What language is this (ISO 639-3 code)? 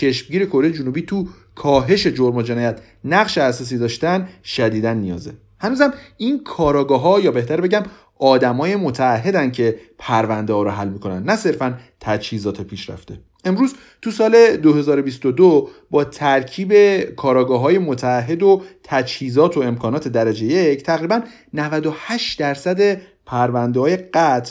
fas